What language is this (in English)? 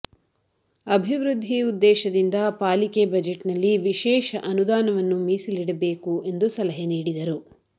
Kannada